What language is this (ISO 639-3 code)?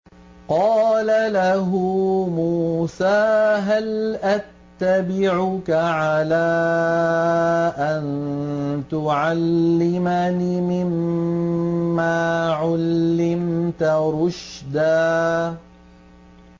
ara